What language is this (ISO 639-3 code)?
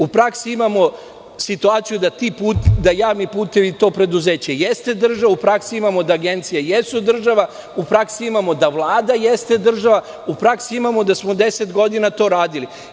srp